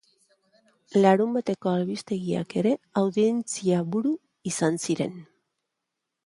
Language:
Basque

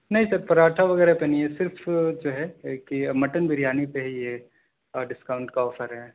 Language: Urdu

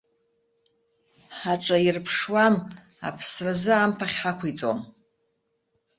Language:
Abkhazian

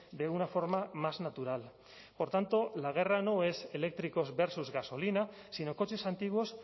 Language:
Spanish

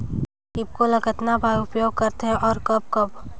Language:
Chhattisgarhi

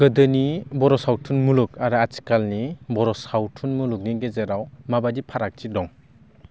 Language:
Bodo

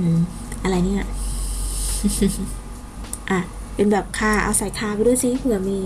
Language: Thai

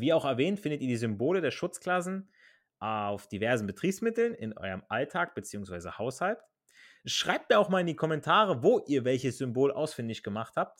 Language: German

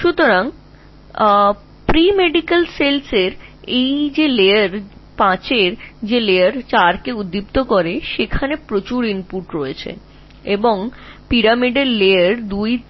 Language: Bangla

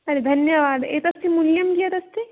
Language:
Sanskrit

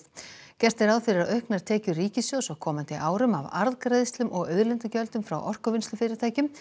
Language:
Icelandic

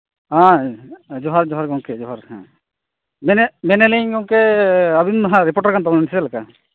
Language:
Santali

